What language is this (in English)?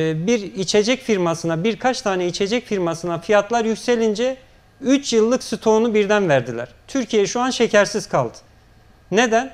Turkish